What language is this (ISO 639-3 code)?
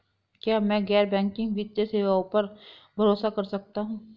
hin